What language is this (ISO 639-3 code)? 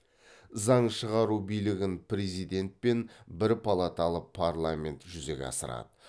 kaz